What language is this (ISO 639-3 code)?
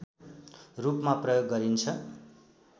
nep